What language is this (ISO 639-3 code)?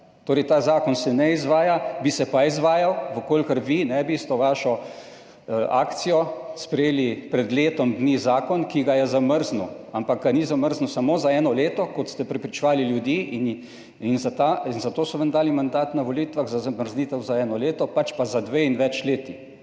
slv